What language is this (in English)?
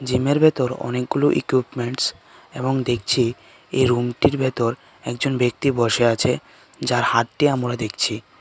Bangla